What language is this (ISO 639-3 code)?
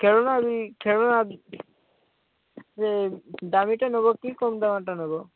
ori